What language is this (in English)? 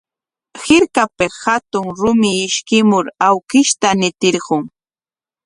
Corongo Ancash Quechua